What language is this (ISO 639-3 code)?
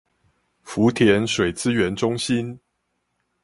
zho